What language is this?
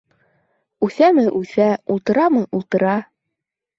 Bashkir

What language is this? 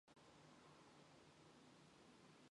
Mongolian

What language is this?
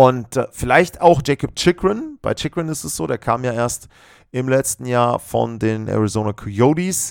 German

